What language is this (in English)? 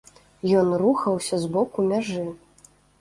Belarusian